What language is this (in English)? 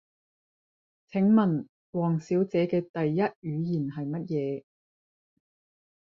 Cantonese